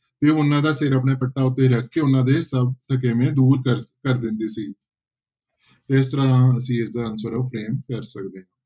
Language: Punjabi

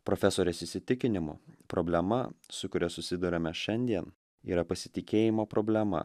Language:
Lithuanian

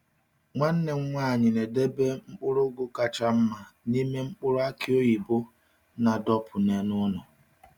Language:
Igbo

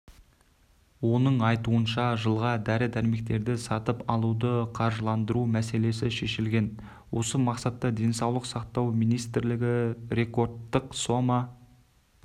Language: Kazakh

